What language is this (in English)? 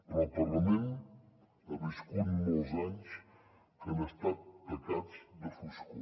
Catalan